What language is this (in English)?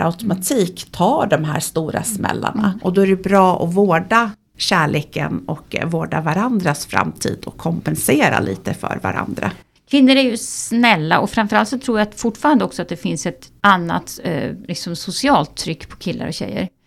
Swedish